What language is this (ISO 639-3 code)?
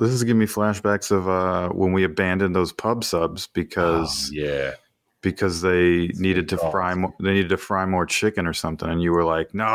eng